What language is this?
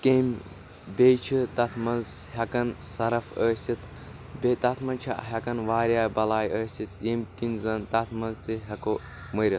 Kashmiri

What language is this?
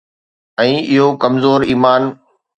Sindhi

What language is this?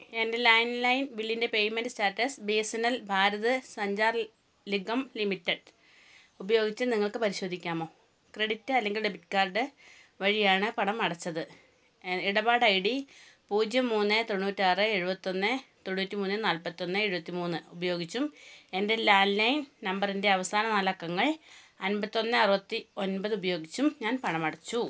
Malayalam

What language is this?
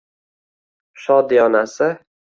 Uzbek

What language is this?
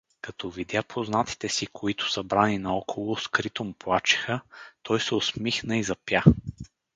Bulgarian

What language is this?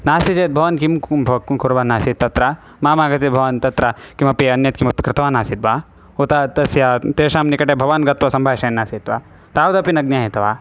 Sanskrit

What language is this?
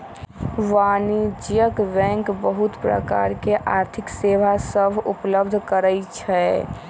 Magahi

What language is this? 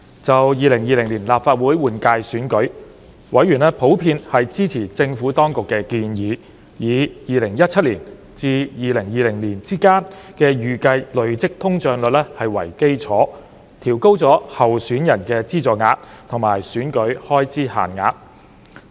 Cantonese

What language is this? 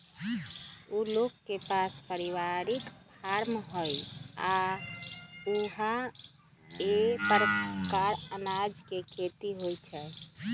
Magahi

